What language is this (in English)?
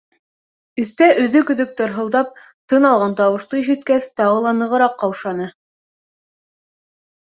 Bashkir